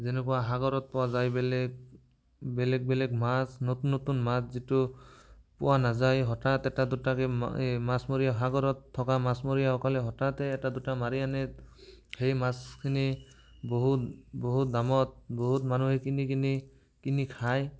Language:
Assamese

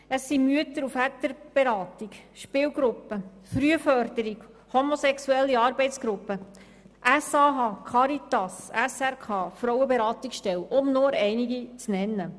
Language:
Swiss German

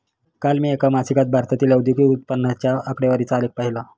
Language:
Marathi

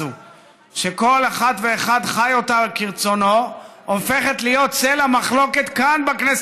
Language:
Hebrew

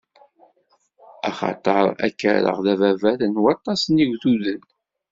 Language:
Kabyle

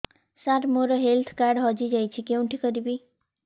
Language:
Odia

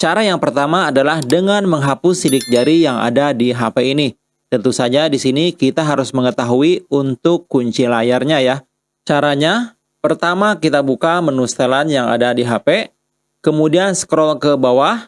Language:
Indonesian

